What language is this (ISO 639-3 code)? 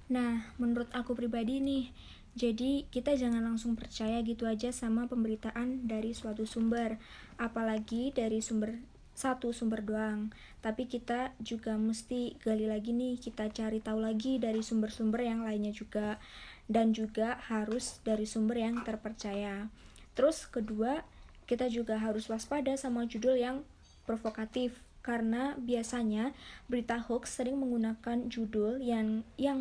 ind